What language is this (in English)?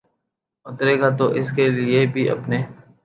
Urdu